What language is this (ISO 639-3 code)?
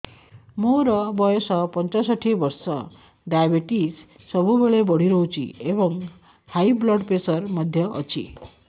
ori